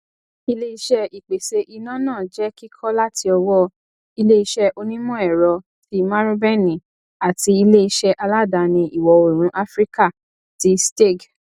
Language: Yoruba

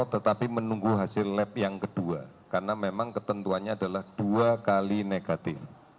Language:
Indonesian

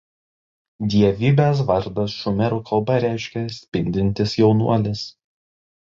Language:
Lithuanian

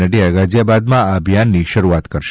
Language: Gujarati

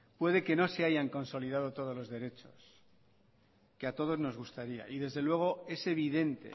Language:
Spanish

